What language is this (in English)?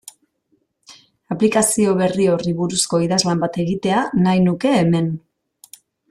Basque